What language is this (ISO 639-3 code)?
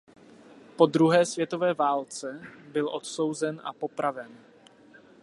ces